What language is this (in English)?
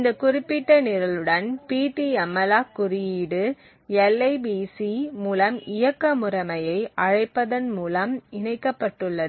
Tamil